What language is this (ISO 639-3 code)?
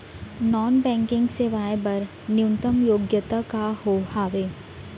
hne